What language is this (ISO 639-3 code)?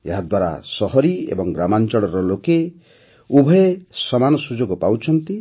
ori